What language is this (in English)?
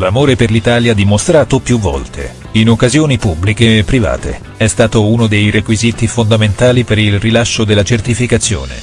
Italian